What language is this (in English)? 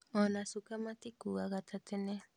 Kikuyu